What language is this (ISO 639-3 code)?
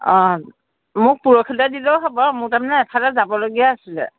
asm